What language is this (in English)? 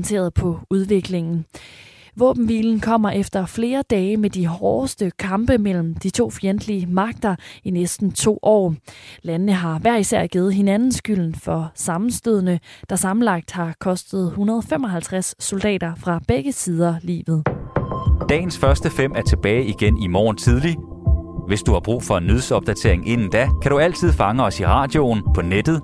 Danish